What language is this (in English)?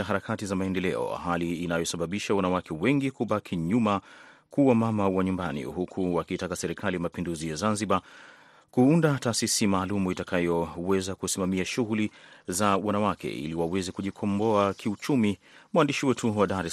Swahili